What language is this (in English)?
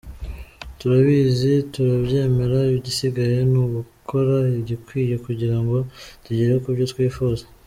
Kinyarwanda